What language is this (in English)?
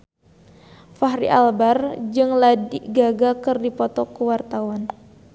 Sundanese